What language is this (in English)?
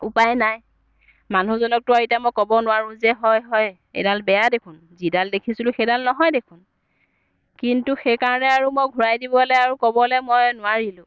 Assamese